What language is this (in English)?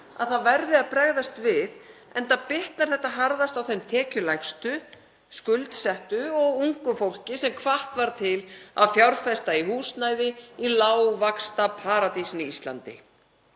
Icelandic